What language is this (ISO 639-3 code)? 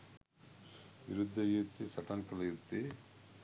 sin